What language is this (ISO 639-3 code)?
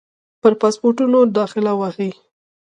pus